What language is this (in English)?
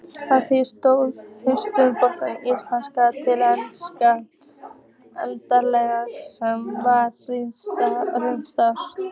Icelandic